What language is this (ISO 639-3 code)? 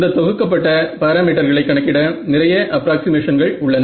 tam